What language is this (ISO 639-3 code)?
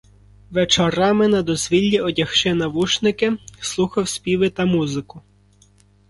ukr